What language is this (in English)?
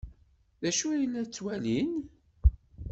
Kabyle